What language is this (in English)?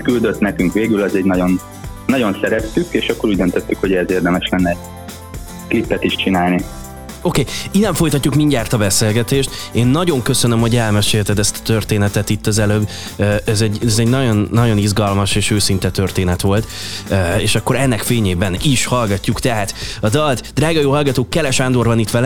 Hungarian